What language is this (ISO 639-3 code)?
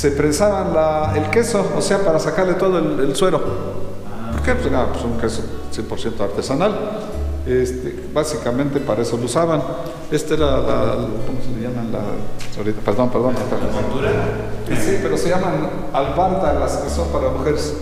spa